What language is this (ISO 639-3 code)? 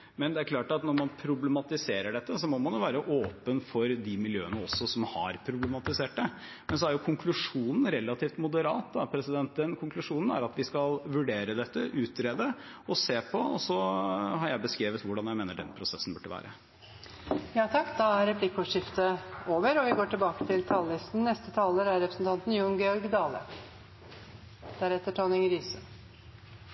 nor